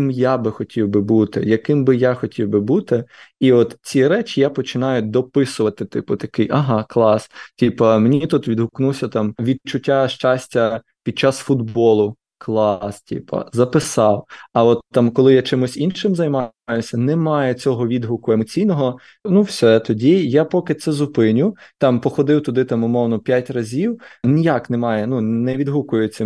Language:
Ukrainian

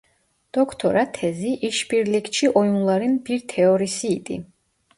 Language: Turkish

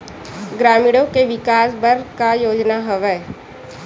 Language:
Chhattisgarhi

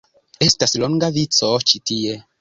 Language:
Esperanto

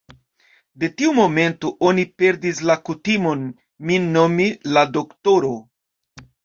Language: Esperanto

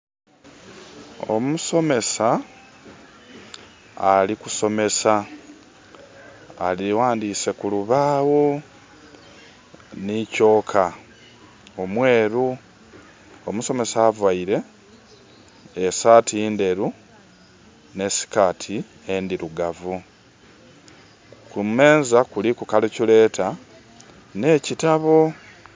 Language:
Soga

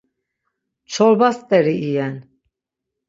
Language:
Laz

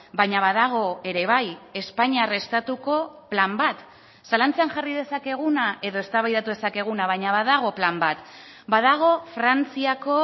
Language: Basque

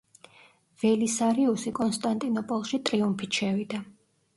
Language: Georgian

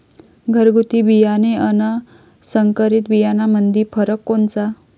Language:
Marathi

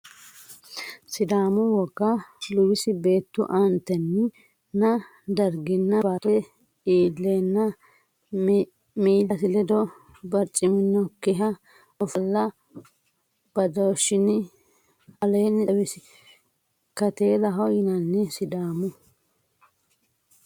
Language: Sidamo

